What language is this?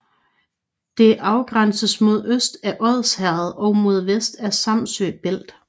Danish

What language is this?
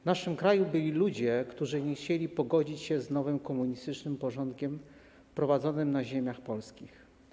Polish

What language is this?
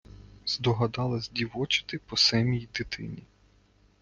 Ukrainian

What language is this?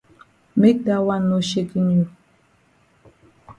Cameroon Pidgin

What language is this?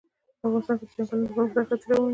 Pashto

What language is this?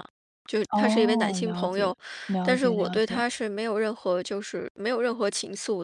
Chinese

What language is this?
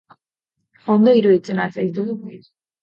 Basque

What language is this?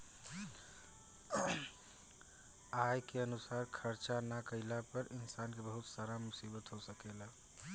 Bhojpuri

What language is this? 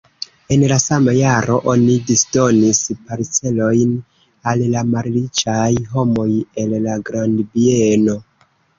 Esperanto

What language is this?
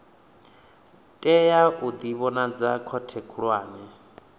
Venda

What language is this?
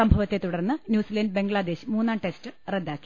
Malayalam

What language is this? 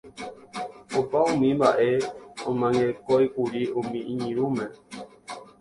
Guarani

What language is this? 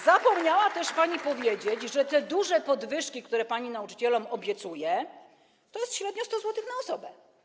Polish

